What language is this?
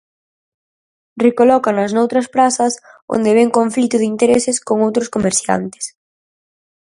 Galician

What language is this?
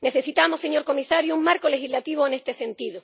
Spanish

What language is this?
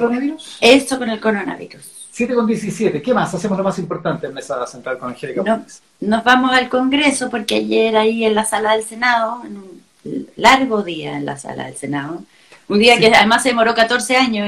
Spanish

